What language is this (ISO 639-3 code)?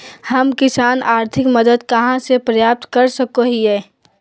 mag